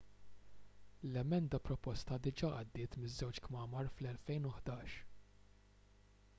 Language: Maltese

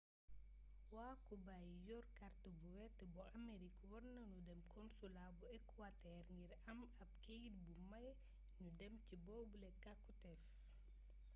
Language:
Wolof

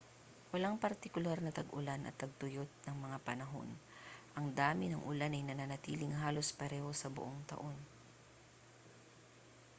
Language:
Filipino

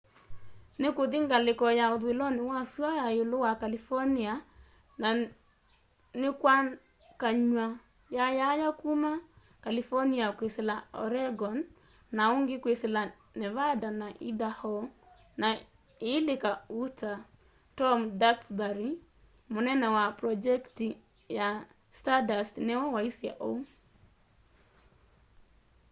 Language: Kamba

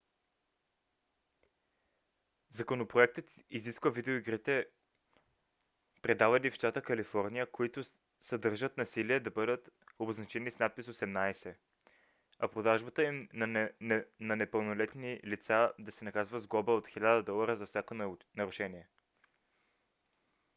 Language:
Bulgarian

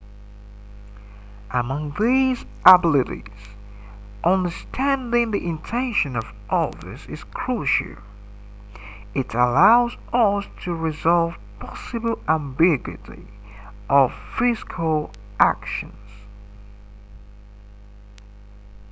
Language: English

